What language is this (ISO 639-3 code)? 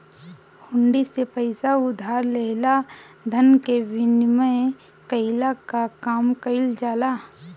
bho